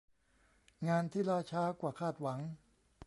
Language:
Thai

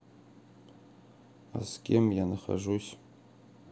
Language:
Russian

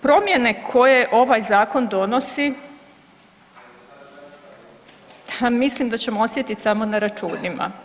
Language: Croatian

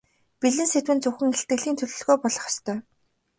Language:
Mongolian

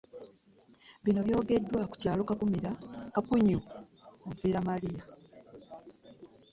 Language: Ganda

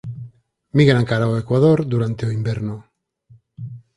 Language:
Galician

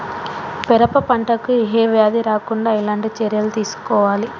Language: Telugu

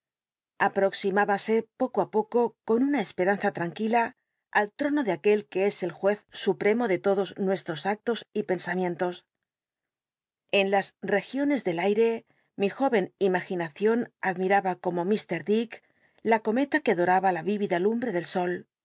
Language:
Spanish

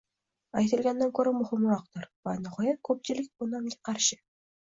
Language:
Uzbek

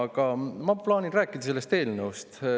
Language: Estonian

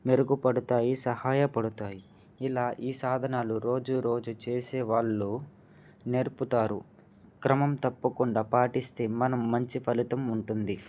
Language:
Telugu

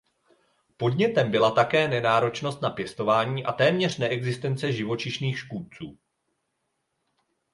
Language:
Czech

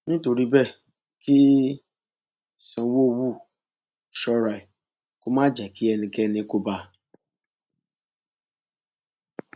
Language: Yoruba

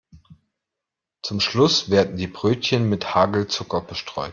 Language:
German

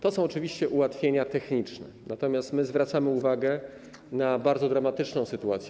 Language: Polish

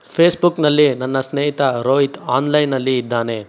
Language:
Kannada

